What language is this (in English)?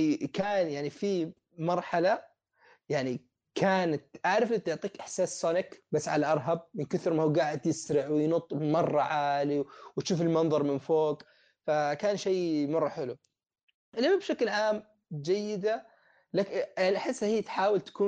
Arabic